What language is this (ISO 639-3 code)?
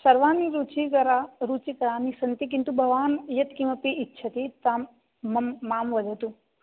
san